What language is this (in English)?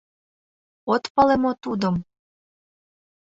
Mari